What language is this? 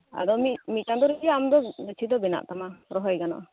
Santali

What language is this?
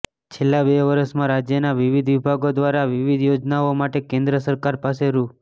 Gujarati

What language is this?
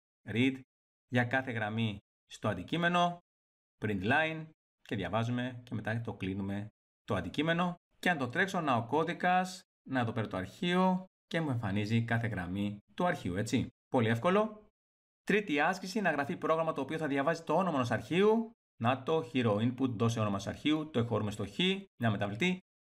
Greek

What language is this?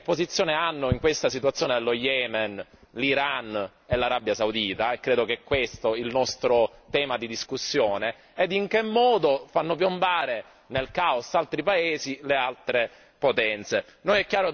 Italian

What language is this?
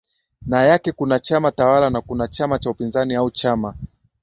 Swahili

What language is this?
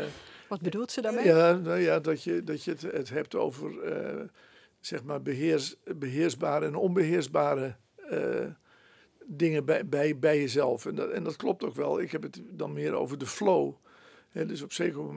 Dutch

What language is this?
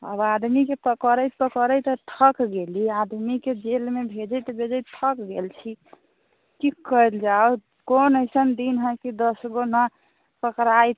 Maithili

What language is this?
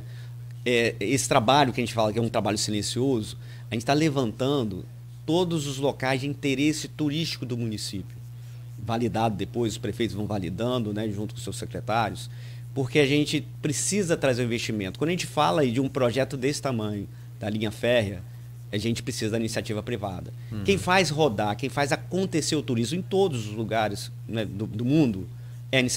Portuguese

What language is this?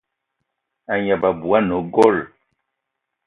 Eton (Cameroon)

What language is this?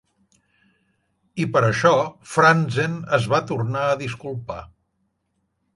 Catalan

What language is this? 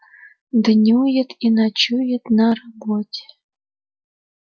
Russian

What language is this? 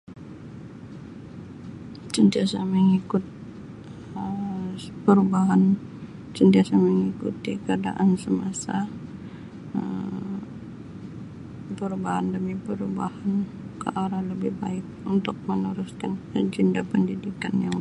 Sabah Malay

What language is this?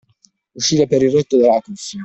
Italian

